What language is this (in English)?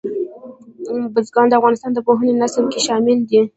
Pashto